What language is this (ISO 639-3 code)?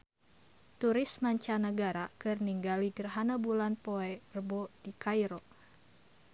sun